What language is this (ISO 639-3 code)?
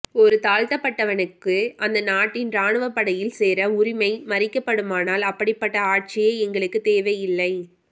tam